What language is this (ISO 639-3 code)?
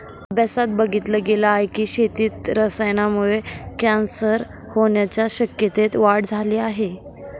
mar